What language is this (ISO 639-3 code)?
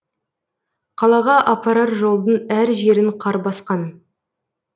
kaz